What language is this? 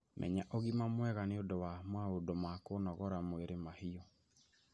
Kikuyu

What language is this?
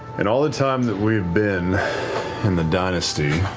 English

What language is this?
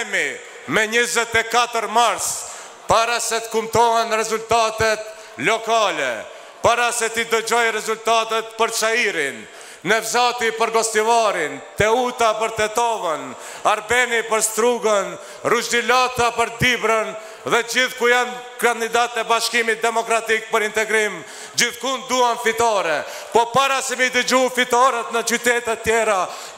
Romanian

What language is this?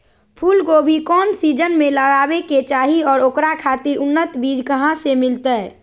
Magahi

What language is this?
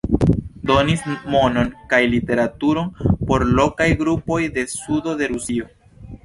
Esperanto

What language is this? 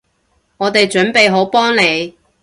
Cantonese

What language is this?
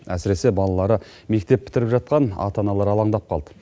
Kazakh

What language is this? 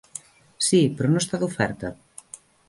Catalan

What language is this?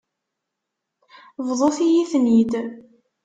Kabyle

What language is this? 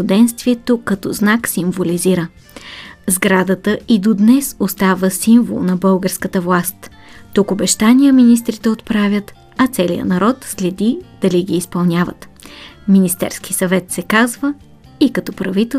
Bulgarian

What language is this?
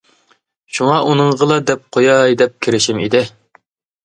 Uyghur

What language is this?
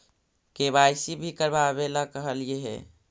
Magahi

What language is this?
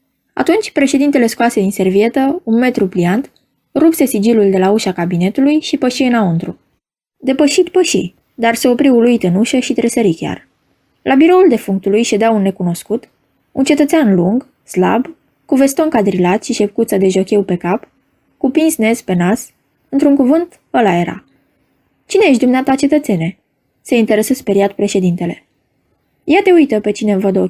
Romanian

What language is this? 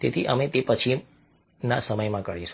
Gujarati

